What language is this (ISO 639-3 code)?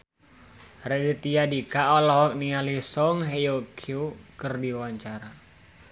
sun